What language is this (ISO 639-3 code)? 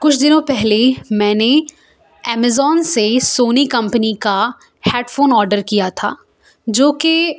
urd